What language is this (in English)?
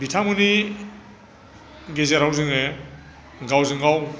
Bodo